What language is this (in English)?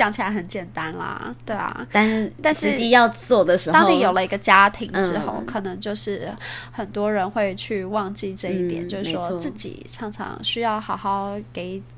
Chinese